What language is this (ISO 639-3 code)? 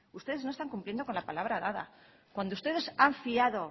spa